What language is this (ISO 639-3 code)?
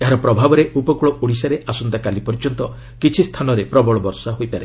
ori